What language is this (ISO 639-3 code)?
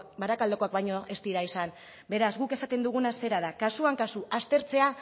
eus